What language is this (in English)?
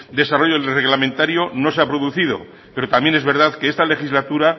Spanish